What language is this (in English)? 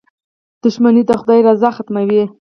Pashto